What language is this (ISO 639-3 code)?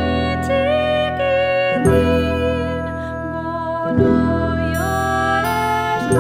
spa